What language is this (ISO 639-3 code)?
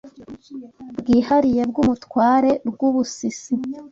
kin